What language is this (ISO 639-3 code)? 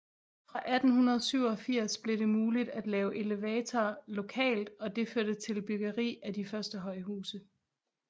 dan